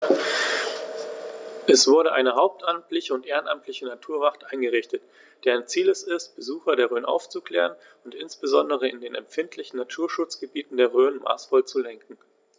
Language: German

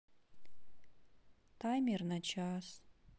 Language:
Russian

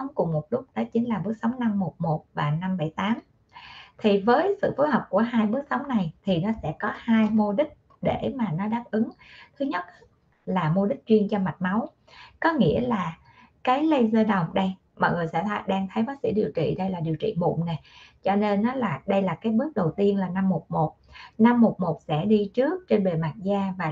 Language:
Vietnamese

